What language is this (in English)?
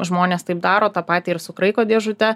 Lithuanian